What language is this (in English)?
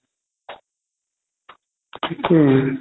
Assamese